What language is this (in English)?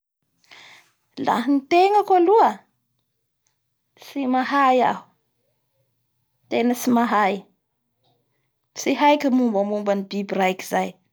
Bara Malagasy